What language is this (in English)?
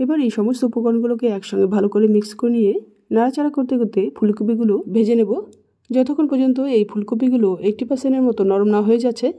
Bangla